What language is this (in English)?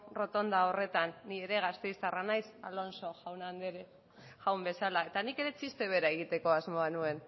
Basque